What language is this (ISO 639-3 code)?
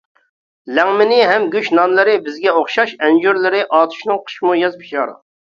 uig